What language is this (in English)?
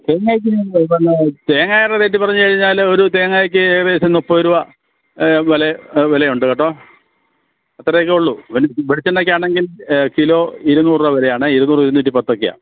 Malayalam